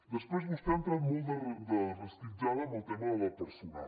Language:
Catalan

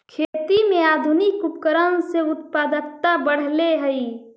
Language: Magahi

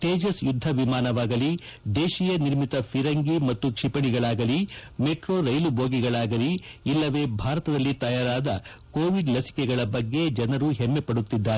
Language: Kannada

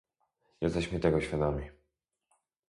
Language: Polish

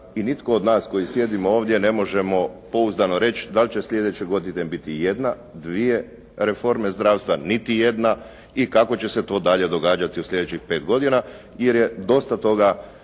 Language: Croatian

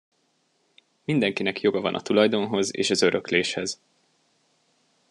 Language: Hungarian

